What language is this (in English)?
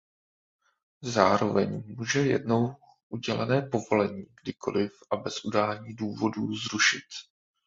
Czech